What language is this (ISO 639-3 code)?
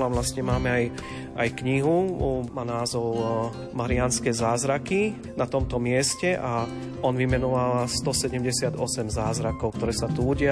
slk